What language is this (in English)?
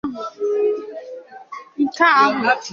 Igbo